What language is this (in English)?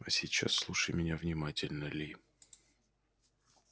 Russian